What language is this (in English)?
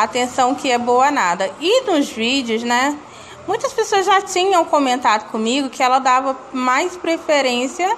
Portuguese